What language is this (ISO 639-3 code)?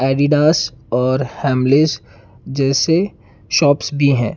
hin